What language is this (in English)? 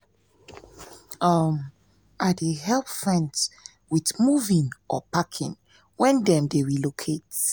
Nigerian Pidgin